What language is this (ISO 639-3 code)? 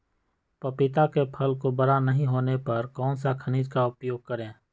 mag